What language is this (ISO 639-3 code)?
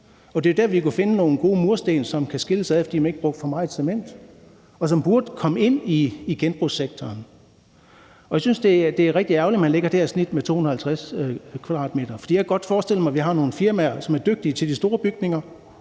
dan